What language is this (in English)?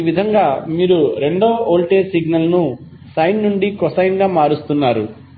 Telugu